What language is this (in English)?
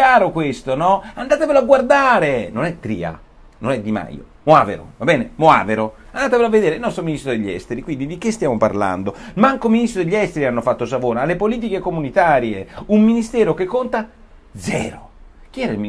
Italian